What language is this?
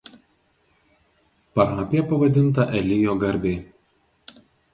Lithuanian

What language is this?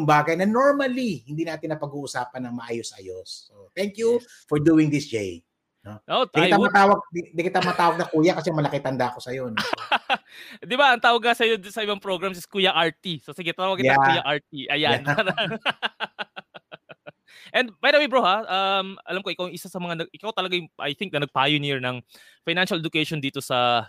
Filipino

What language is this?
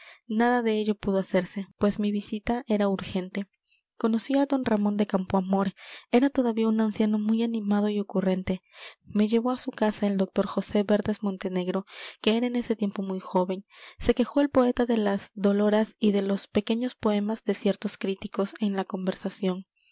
Spanish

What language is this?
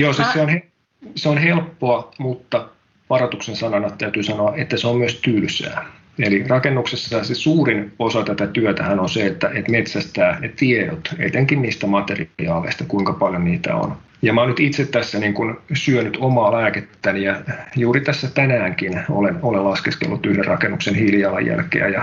Finnish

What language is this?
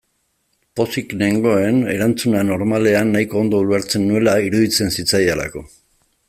Basque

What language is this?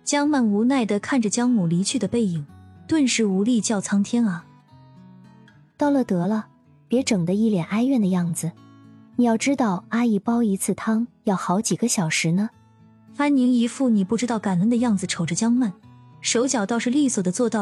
Chinese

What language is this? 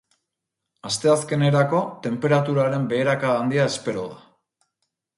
Basque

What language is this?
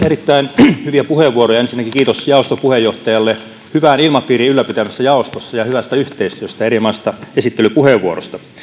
Finnish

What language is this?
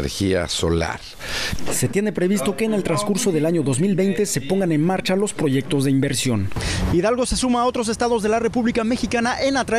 Spanish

